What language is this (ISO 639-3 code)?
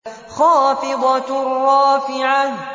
ara